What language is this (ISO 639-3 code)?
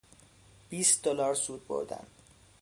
fas